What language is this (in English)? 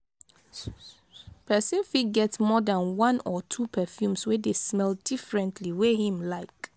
Nigerian Pidgin